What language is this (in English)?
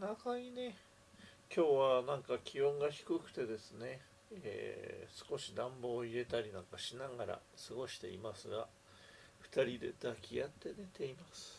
Japanese